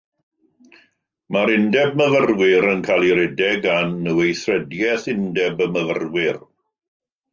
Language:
Welsh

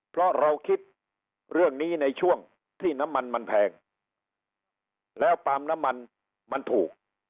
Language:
Thai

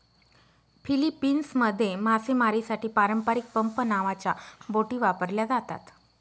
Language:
Marathi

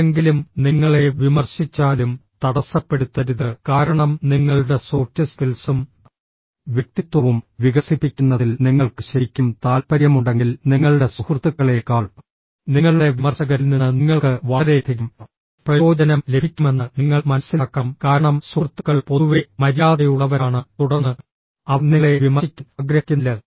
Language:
Malayalam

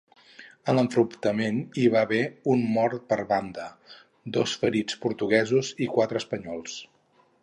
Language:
Catalan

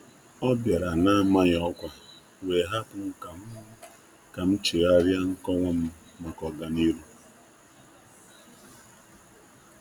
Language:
Igbo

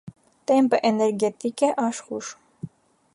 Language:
Armenian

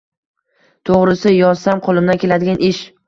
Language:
Uzbek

